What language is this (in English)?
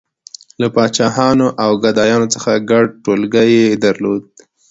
Pashto